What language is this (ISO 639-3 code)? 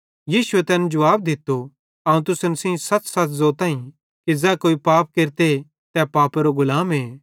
bhd